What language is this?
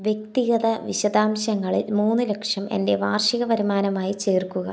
Malayalam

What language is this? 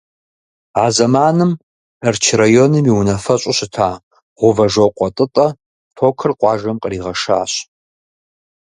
Kabardian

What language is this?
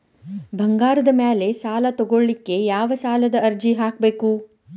Kannada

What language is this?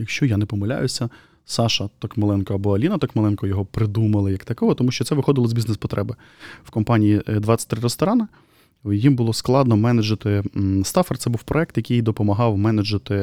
Ukrainian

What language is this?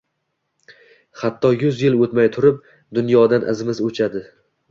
Uzbek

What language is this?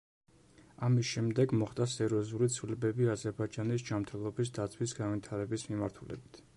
Georgian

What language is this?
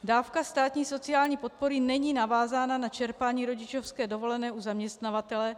Czech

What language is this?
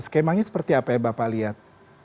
Indonesian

